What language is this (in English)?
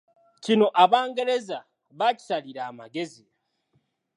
Ganda